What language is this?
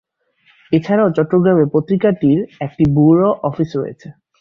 Bangla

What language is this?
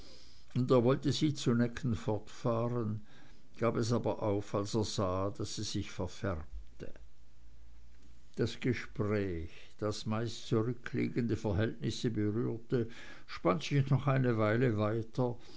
German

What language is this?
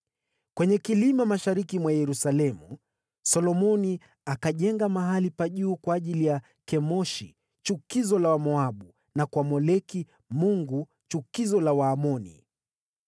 Swahili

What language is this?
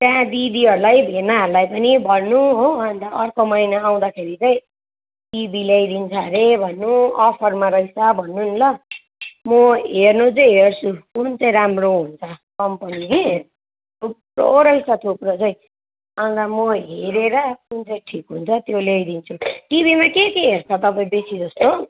Nepali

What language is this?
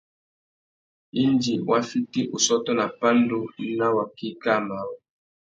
Tuki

